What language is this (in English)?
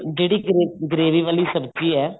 Punjabi